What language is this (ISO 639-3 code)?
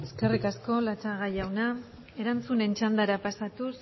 eus